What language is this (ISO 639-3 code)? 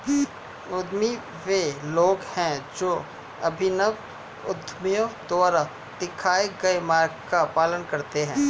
hin